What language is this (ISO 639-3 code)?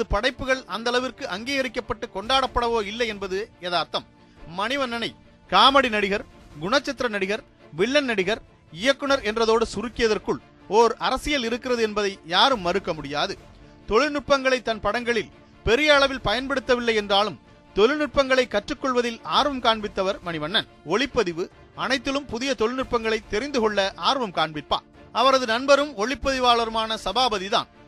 tam